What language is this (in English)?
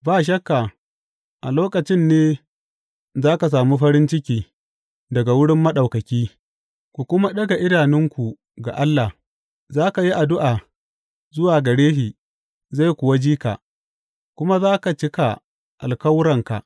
Hausa